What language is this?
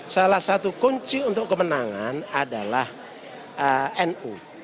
Indonesian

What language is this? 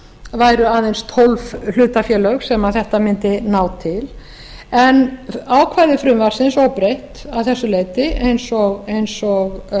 Icelandic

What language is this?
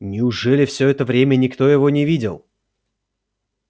Russian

